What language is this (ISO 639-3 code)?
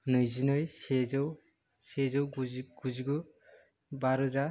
brx